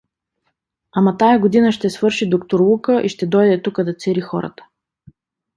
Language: Bulgarian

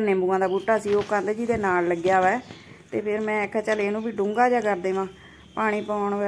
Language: Punjabi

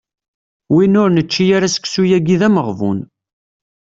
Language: Kabyle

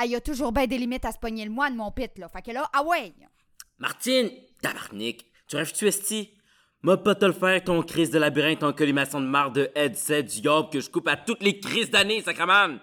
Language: French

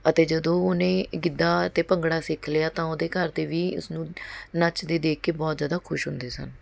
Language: Punjabi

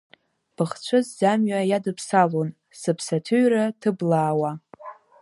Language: Abkhazian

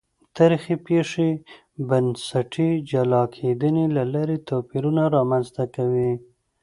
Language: Pashto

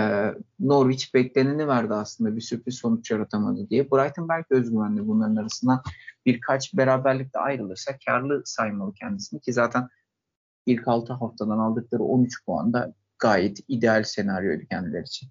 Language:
Turkish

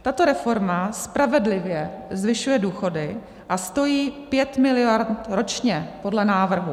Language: Czech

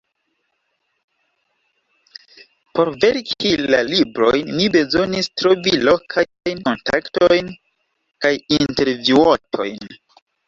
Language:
Esperanto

